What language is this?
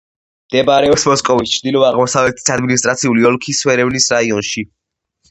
Georgian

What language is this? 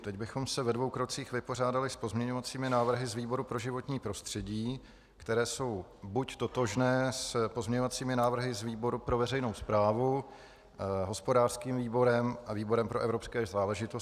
Czech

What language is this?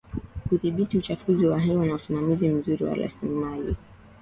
Swahili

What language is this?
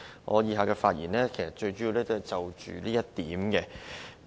Cantonese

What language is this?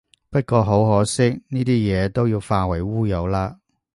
Cantonese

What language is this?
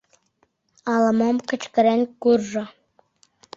Mari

